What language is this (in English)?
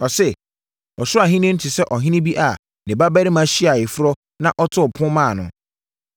Akan